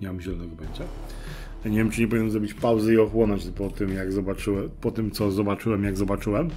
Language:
Polish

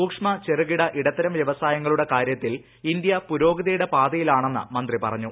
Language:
Malayalam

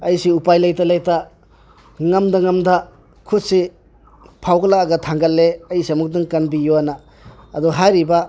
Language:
Manipuri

